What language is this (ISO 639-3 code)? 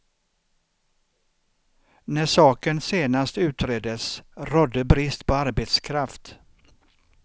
swe